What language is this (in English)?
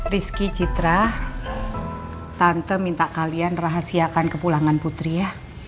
Indonesian